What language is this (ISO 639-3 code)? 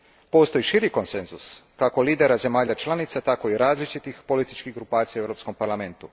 hrv